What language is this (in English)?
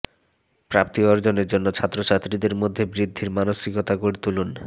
Bangla